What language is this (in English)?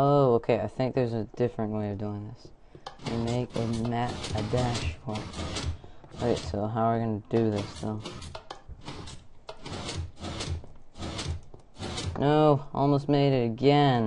English